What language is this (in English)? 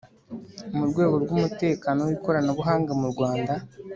Kinyarwanda